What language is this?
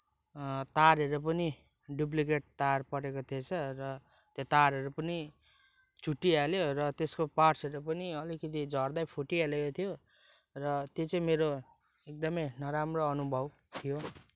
Nepali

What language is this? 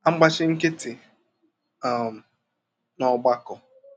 Igbo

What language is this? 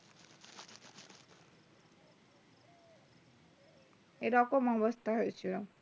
Bangla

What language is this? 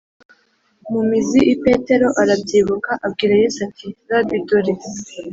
Kinyarwanda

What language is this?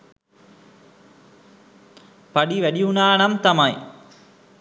Sinhala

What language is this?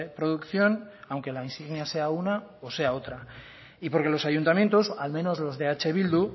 Spanish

